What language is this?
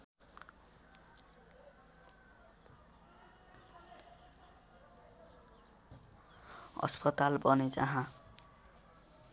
Nepali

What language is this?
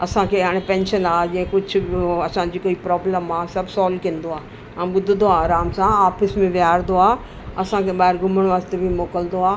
Sindhi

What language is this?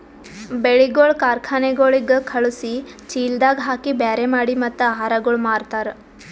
Kannada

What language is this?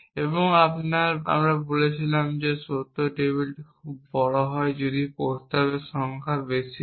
Bangla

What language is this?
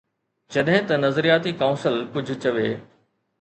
Sindhi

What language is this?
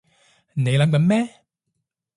Cantonese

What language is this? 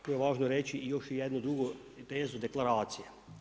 Croatian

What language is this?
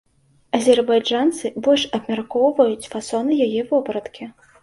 Belarusian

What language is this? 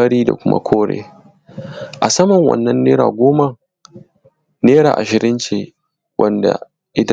Hausa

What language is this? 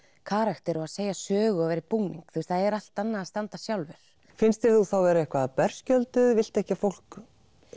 Icelandic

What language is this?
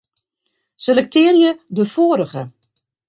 Western Frisian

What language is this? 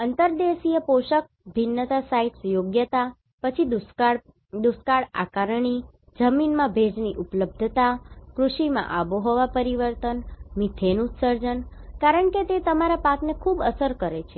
Gujarati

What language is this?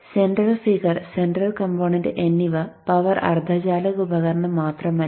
Malayalam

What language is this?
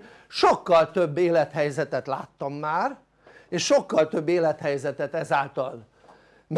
Hungarian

